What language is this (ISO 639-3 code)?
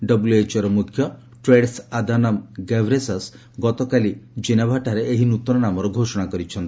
ori